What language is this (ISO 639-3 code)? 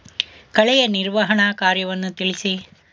kan